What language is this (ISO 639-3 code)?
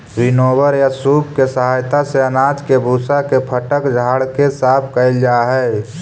mag